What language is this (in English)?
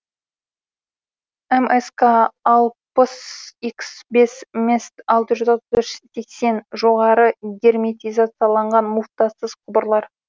Kazakh